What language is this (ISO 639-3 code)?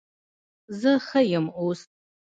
pus